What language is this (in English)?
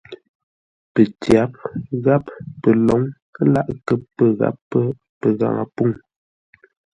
Ngombale